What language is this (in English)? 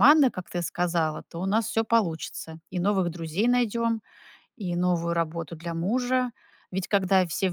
Russian